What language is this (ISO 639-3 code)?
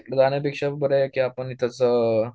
mar